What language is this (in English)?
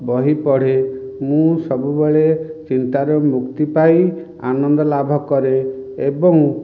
Odia